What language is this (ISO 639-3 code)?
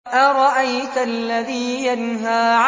ara